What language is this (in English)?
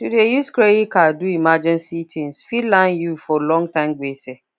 Nigerian Pidgin